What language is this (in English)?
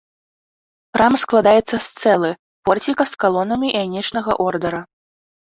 Belarusian